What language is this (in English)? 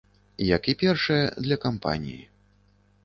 Belarusian